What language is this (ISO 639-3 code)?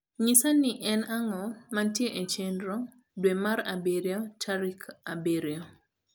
luo